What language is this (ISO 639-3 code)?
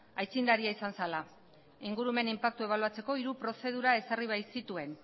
eus